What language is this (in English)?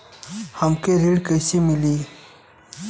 Bhojpuri